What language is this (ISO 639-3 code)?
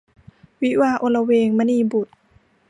tha